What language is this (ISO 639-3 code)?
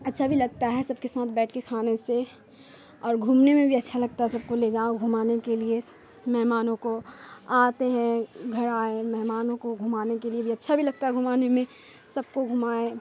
urd